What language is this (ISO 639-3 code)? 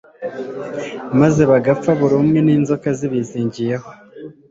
kin